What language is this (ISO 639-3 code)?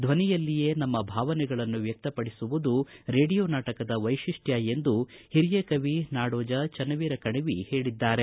kan